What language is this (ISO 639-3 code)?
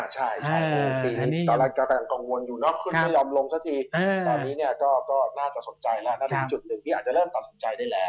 tha